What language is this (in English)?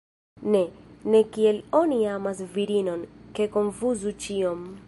Esperanto